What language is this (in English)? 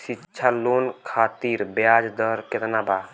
Bhojpuri